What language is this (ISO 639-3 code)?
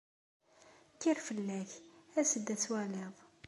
kab